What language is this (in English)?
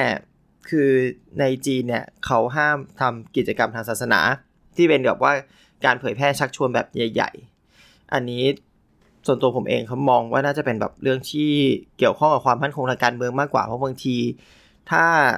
Thai